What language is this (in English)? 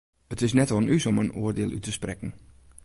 Western Frisian